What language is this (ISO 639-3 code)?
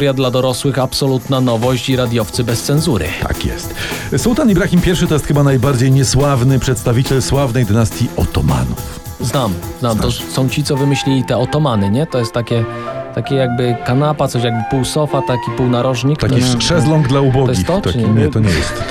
pol